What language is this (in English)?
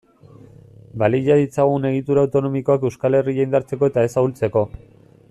Basque